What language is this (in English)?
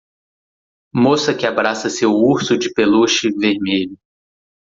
Portuguese